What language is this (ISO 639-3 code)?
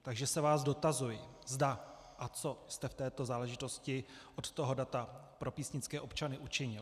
ces